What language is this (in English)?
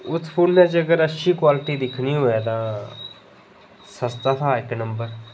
Dogri